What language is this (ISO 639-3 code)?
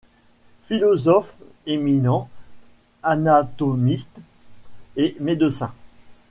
fra